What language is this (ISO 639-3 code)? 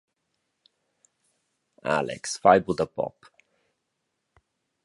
roh